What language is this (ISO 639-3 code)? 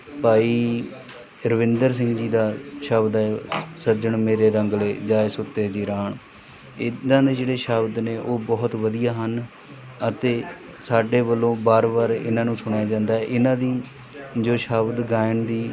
pan